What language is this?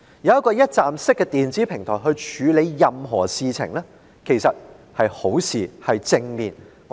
Cantonese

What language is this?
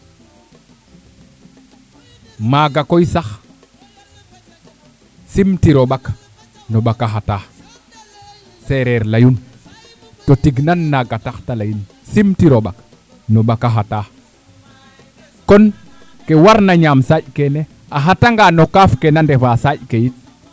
Serer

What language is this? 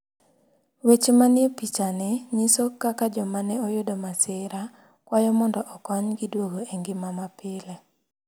Luo (Kenya and Tanzania)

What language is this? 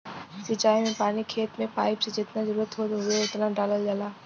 Bhojpuri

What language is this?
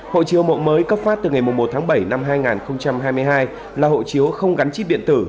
Vietnamese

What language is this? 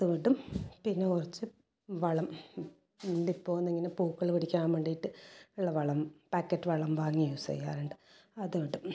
Malayalam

